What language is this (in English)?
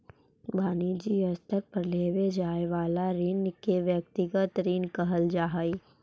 Magahi